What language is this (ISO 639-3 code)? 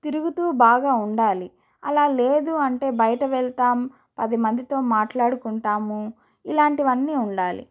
tel